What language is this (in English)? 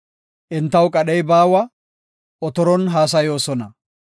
Gofa